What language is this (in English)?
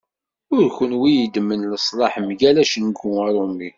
Kabyle